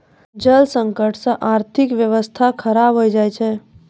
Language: Maithili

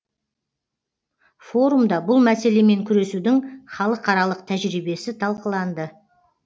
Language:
Kazakh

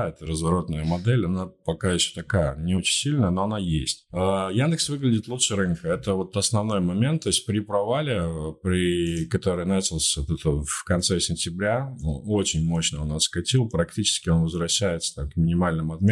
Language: Russian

